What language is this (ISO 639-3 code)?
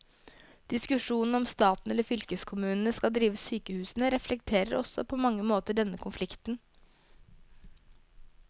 nor